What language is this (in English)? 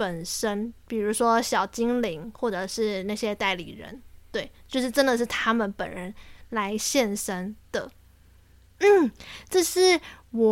Chinese